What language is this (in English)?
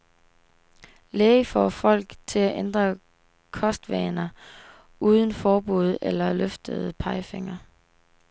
Danish